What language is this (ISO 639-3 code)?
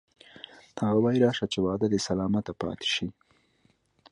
pus